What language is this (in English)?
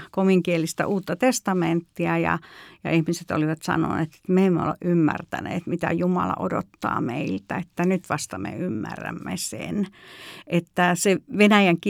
Finnish